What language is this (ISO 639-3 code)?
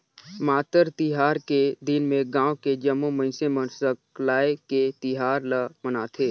hne